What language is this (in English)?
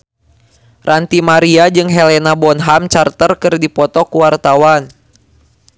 Sundanese